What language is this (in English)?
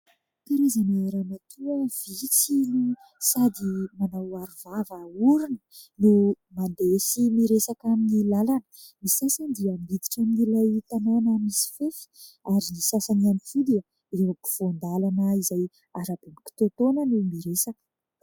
Malagasy